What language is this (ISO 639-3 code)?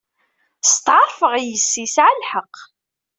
kab